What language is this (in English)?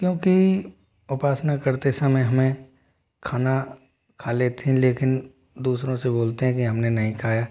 Hindi